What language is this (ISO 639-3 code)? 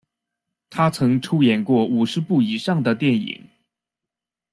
zho